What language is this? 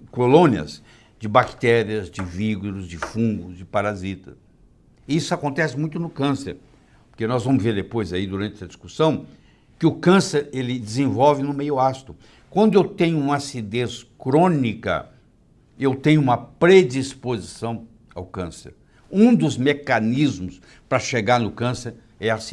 Portuguese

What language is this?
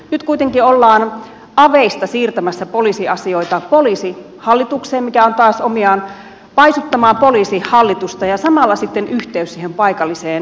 Finnish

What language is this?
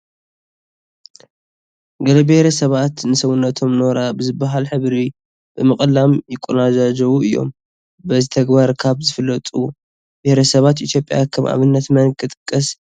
Tigrinya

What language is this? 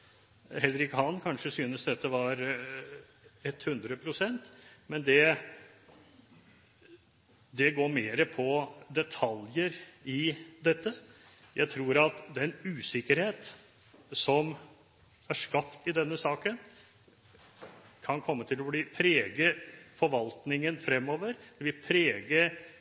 Norwegian Bokmål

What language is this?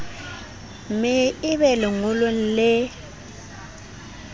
Southern Sotho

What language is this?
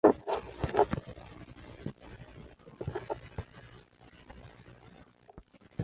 Chinese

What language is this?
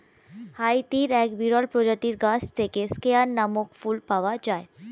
Bangla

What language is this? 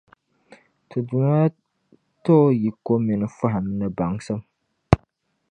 Dagbani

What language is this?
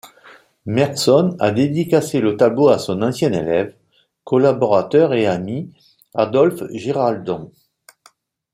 French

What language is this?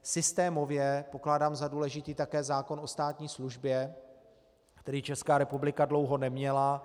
Czech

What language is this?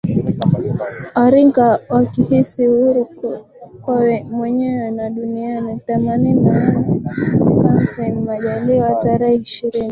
Swahili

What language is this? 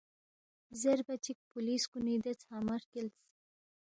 Balti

